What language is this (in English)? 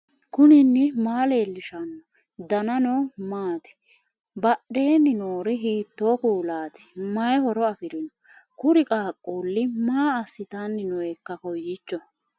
Sidamo